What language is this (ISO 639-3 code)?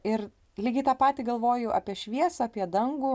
lit